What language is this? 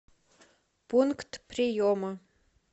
Russian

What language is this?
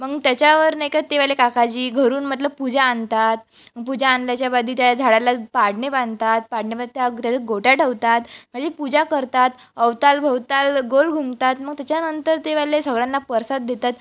Marathi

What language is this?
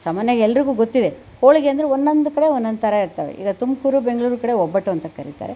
Kannada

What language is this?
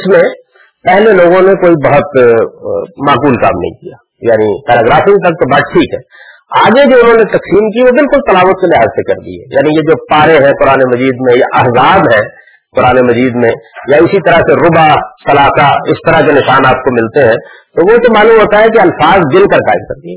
Urdu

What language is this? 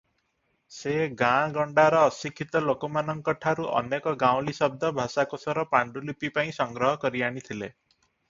Odia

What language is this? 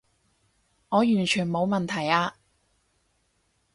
Cantonese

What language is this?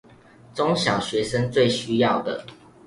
Chinese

